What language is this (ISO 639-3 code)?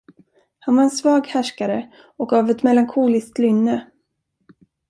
swe